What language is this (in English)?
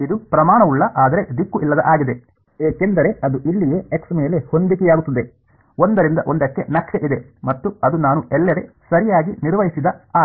Kannada